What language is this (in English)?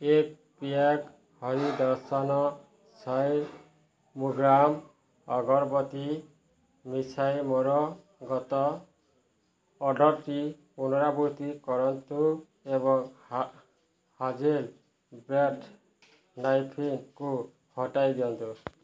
Odia